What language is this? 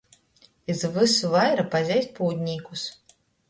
Latgalian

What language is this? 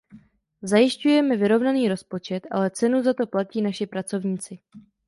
Czech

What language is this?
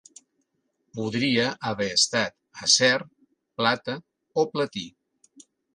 Catalan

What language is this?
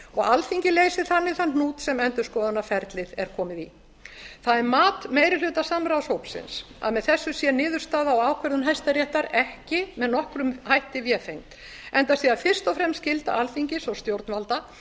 Icelandic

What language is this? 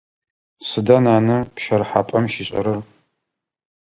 Adyghe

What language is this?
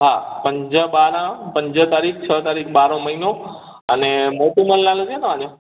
Sindhi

